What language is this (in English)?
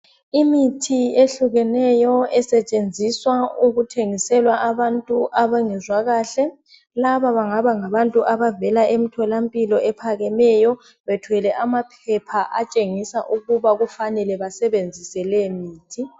North Ndebele